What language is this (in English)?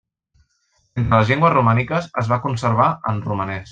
Catalan